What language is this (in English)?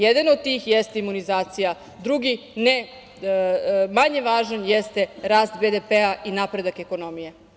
Serbian